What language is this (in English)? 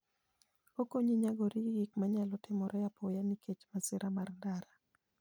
Luo (Kenya and Tanzania)